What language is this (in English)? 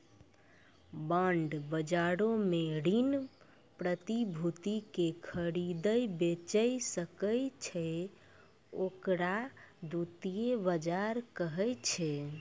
Maithili